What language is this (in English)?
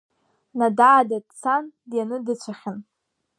Abkhazian